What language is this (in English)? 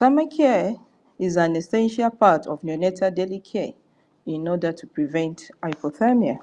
English